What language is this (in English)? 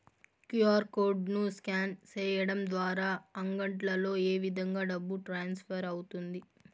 Telugu